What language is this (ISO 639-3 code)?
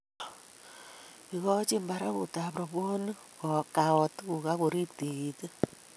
kln